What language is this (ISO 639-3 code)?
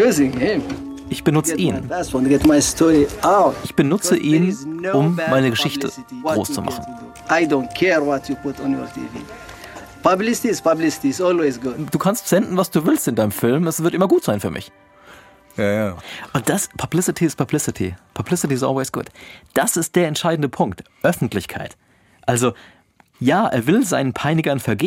deu